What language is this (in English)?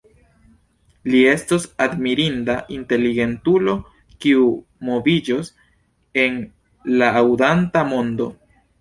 Esperanto